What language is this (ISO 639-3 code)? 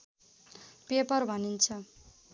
nep